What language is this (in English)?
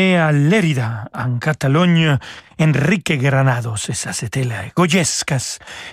French